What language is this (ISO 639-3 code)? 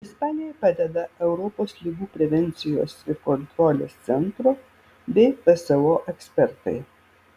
lit